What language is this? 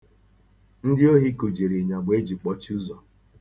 Igbo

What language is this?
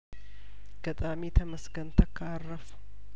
Amharic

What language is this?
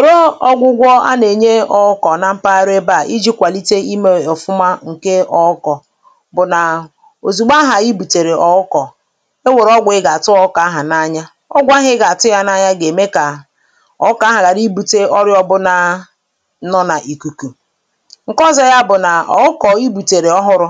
Igbo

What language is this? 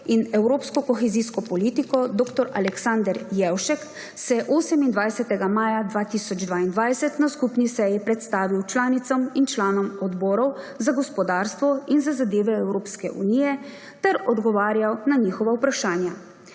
Slovenian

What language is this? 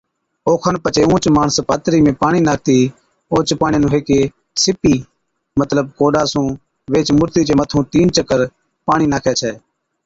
Od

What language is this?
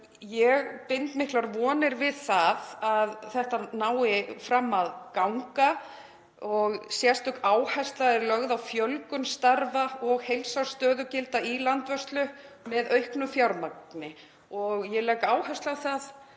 Icelandic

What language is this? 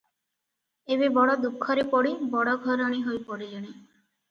Odia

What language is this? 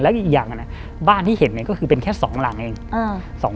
Thai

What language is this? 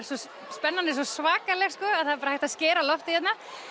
Icelandic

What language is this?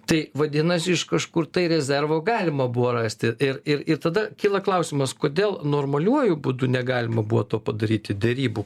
Lithuanian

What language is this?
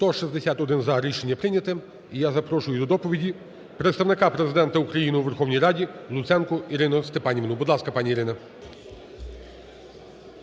Ukrainian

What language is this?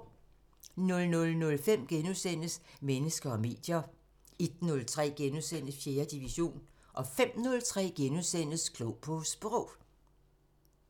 Danish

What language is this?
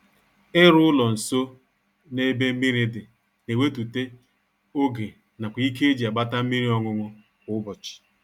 Igbo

